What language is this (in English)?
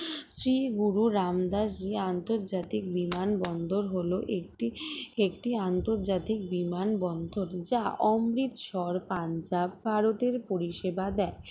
Bangla